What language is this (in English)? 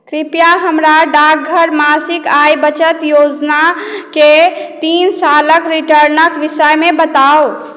Maithili